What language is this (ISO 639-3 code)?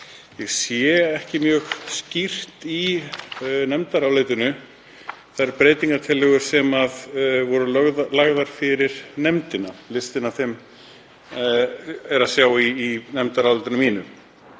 isl